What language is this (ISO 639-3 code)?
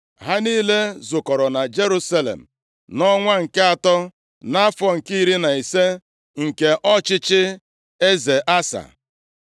ibo